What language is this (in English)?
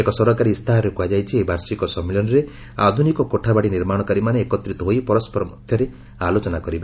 Odia